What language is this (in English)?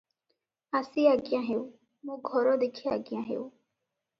Odia